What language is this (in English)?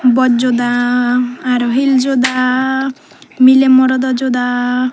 Chakma